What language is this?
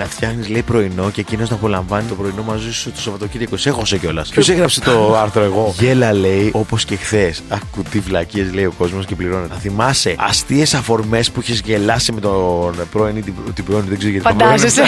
Greek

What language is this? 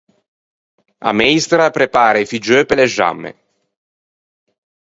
Ligurian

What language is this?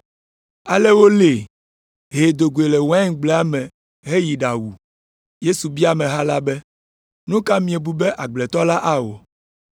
Ewe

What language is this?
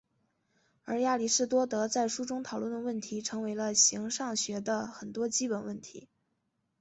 Chinese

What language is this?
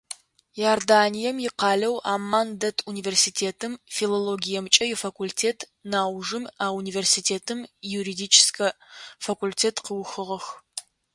Adyghe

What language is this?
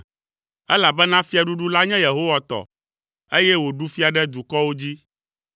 Ewe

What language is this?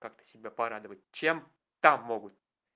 Russian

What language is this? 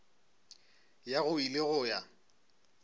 Northern Sotho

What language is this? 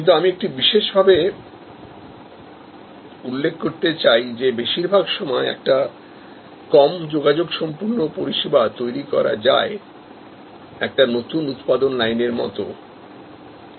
Bangla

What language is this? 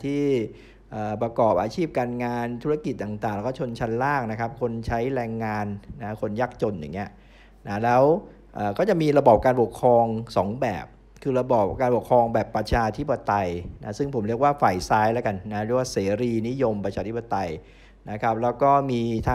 Thai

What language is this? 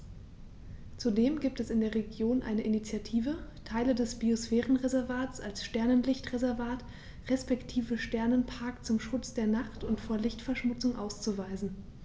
German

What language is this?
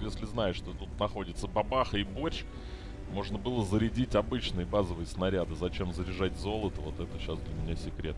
Russian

